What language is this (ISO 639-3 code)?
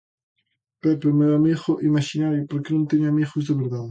glg